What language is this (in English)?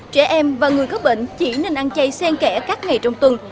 Vietnamese